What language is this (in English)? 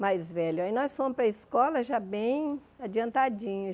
Portuguese